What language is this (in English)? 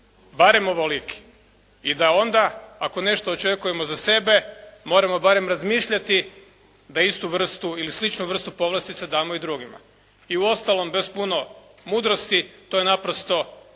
Croatian